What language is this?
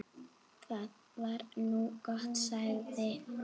Icelandic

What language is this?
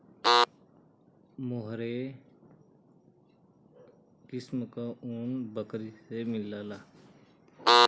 Bhojpuri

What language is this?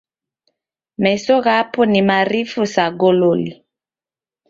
Taita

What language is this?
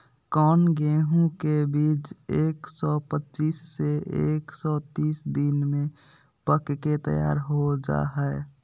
Magahi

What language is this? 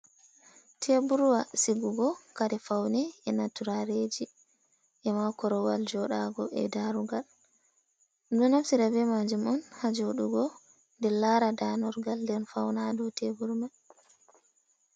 Fula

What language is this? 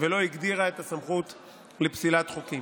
Hebrew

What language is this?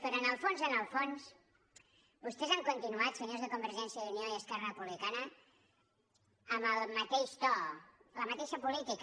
Catalan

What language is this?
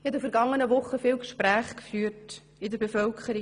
Swiss German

